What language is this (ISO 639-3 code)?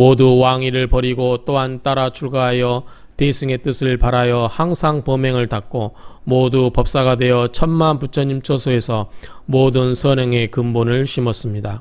kor